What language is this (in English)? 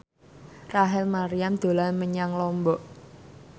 Javanese